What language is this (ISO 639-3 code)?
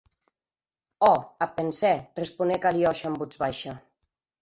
oci